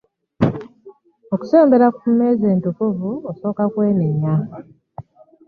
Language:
Ganda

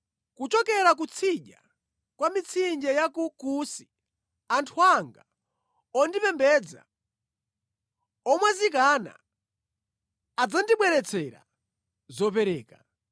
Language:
Nyanja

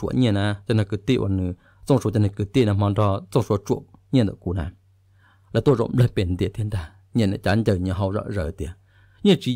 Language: Thai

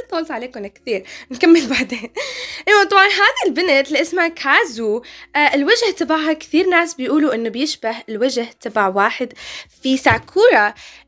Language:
Arabic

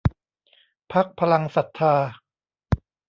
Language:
Thai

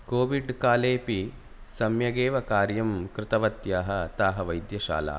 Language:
Sanskrit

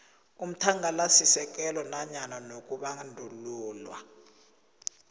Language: South Ndebele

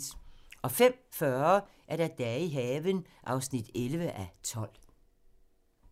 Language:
Danish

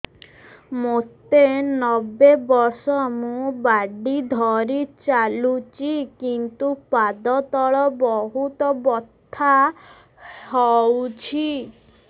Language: Odia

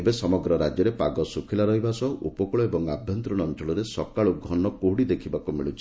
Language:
Odia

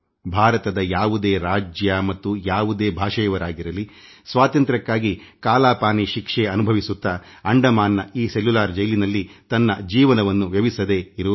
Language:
Kannada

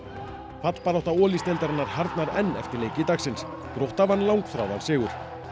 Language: Icelandic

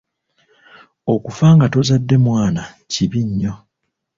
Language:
Ganda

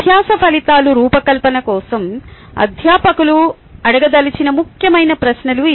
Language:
Telugu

